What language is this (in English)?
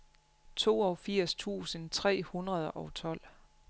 Danish